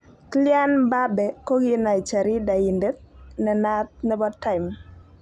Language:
Kalenjin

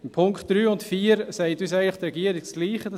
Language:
Swiss German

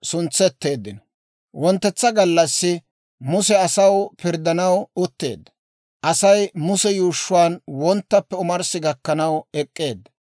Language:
Dawro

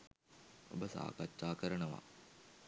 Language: Sinhala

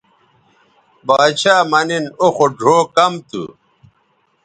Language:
Bateri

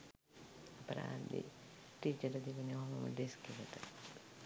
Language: Sinhala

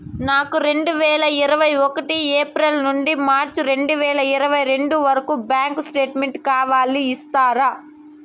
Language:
Telugu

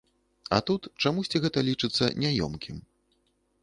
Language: Belarusian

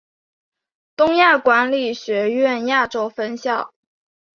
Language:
Chinese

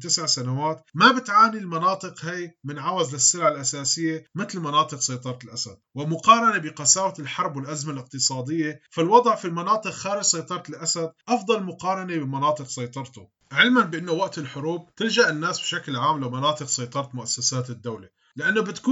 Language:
Arabic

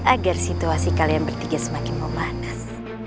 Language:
Indonesian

